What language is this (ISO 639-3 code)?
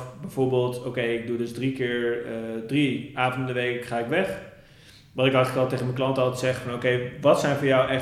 nld